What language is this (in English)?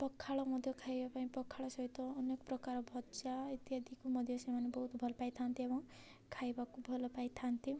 Odia